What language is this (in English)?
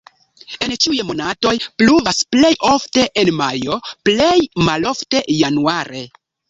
Esperanto